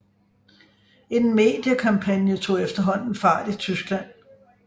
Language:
Danish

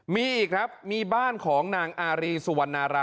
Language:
Thai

